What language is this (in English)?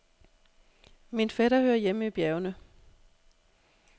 Danish